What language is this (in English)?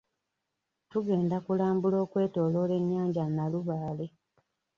Ganda